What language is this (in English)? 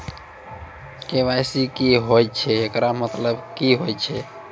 Maithili